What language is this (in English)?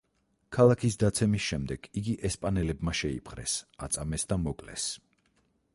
Georgian